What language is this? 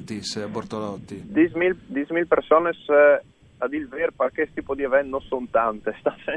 Italian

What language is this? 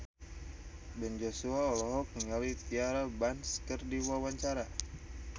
Sundanese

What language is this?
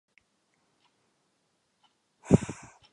Czech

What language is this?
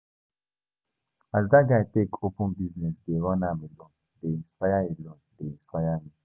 Nigerian Pidgin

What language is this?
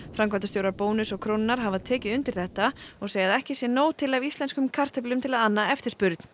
Icelandic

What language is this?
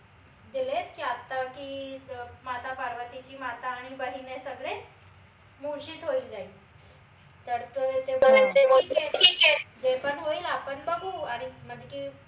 Marathi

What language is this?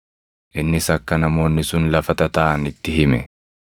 Oromo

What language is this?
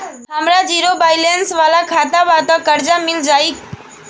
Bhojpuri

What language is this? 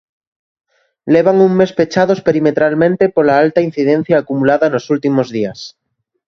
Galician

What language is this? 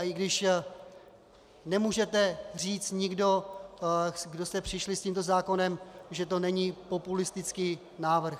Czech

